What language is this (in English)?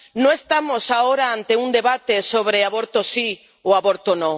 Spanish